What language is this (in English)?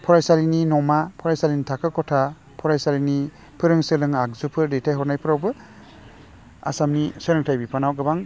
Bodo